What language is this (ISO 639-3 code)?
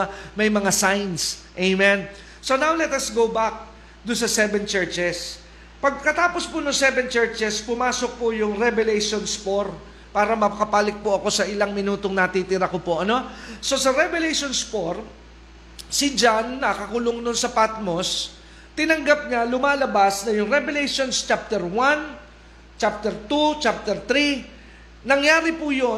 fil